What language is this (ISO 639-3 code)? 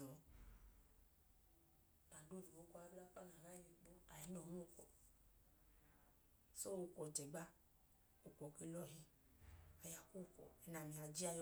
idu